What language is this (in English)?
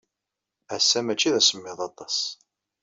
Kabyle